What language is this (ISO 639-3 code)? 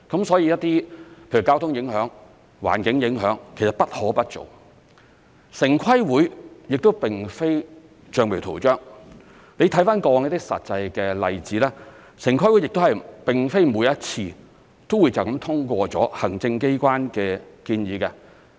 yue